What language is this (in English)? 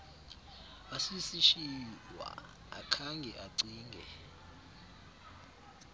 Xhosa